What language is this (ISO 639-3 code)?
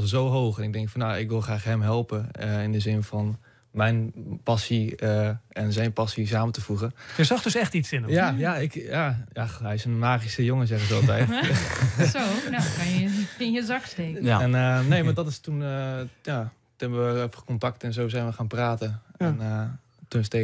nld